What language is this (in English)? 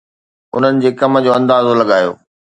Sindhi